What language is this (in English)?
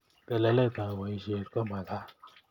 Kalenjin